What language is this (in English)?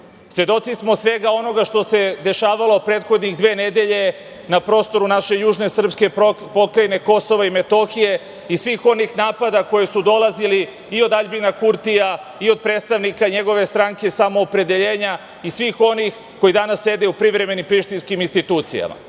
Serbian